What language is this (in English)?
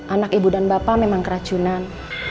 Indonesian